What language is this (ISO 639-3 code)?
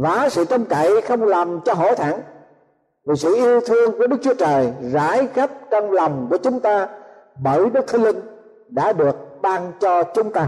vie